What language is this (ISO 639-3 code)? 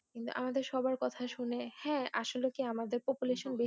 ben